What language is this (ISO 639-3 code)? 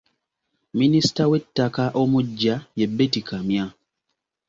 lug